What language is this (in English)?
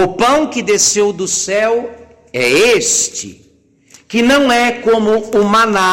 Portuguese